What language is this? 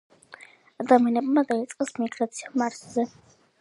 Georgian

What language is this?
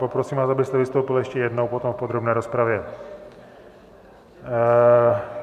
Czech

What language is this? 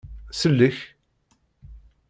Kabyle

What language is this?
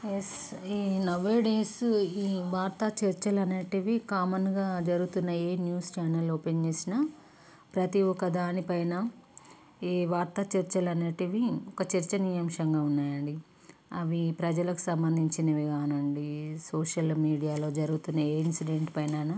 Telugu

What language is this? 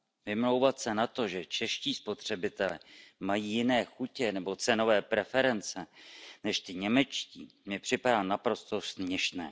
Czech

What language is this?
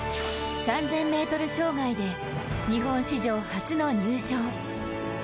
Japanese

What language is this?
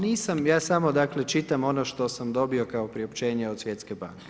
Croatian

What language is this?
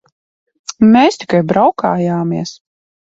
Latvian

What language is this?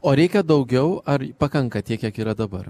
Lithuanian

